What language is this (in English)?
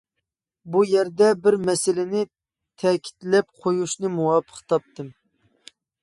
Uyghur